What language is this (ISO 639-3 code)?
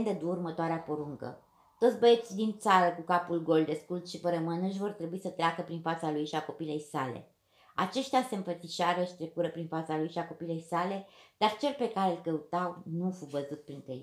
ron